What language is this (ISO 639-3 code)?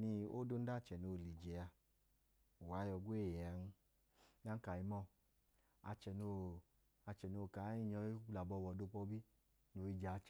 idu